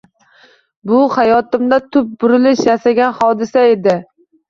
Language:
Uzbek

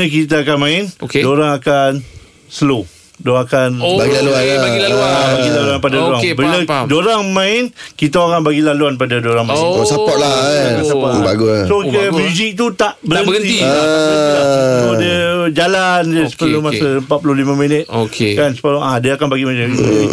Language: Malay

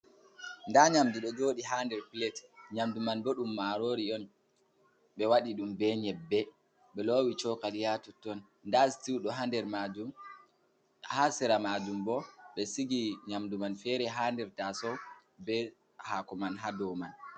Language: Fula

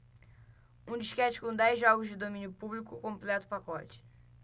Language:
Portuguese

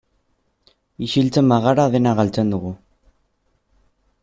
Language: Basque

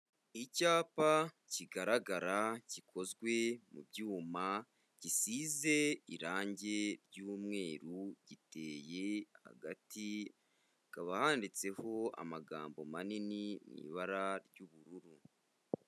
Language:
Kinyarwanda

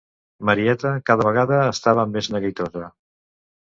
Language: Catalan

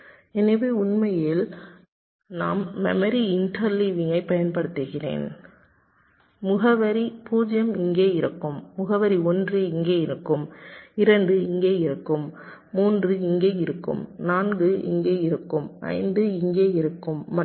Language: Tamil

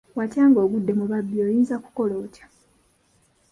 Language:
Ganda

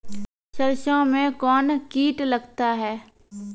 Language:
Maithili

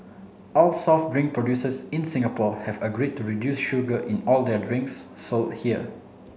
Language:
English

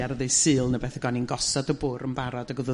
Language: Welsh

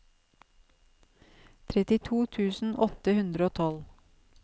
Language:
Norwegian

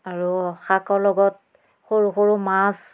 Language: Assamese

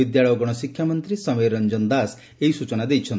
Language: Odia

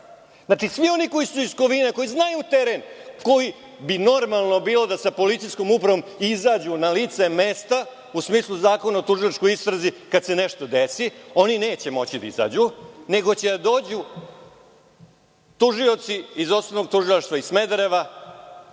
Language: Serbian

